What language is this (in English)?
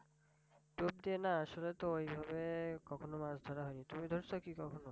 Bangla